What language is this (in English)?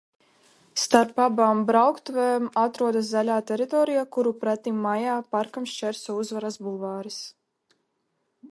Latvian